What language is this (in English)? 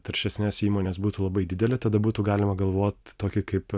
Lithuanian